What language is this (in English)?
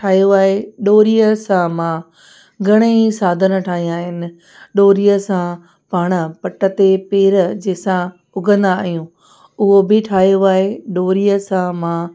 Sindhi